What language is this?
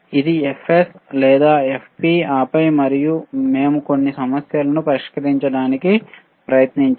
Telugu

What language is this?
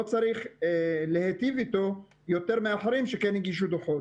Hebrew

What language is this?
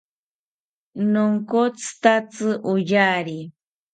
South Ucayali Ashéninka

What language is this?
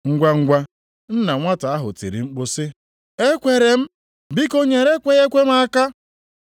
Igbo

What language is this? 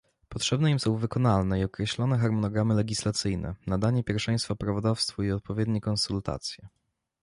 Polish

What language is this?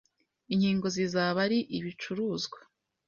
Kinyarwanda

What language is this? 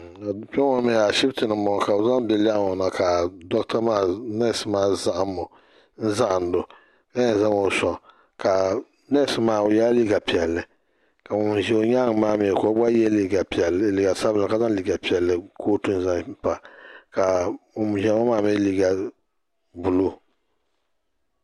Dagbani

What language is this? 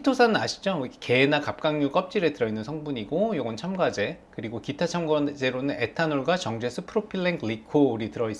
Korean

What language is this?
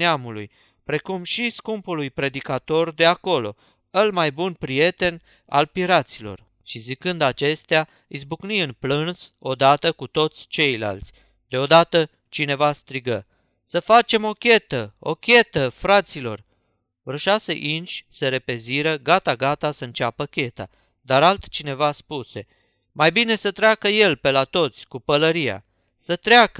Romanian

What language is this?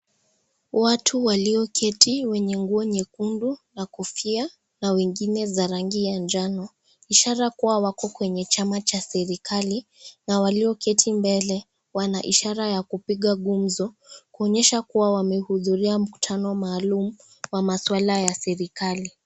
Swahili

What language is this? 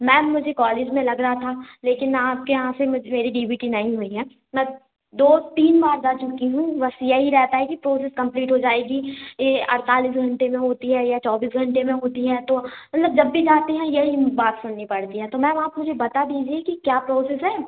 Hindi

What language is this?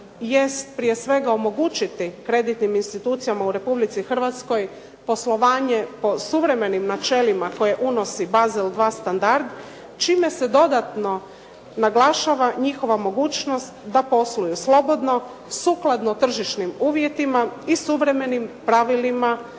Croatian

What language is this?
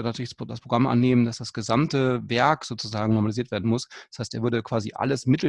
German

